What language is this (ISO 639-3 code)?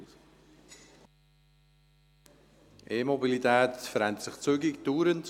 gsw